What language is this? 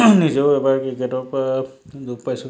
Assamese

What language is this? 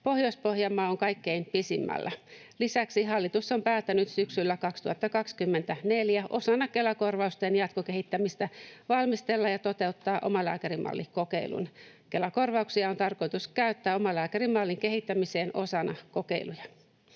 Finnish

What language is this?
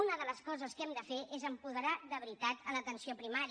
Catalan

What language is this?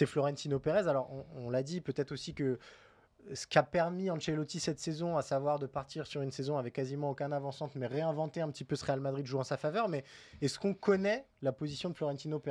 French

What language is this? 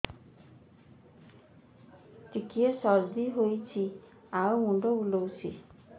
Odia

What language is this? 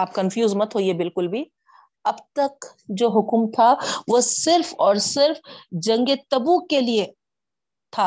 Urdu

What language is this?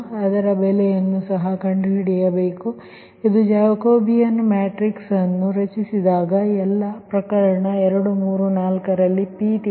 Kannada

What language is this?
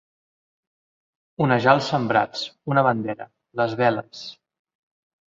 Catalan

